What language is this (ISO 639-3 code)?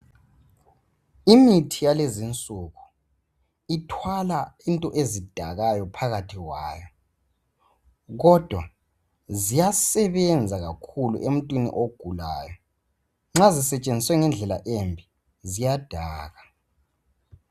nde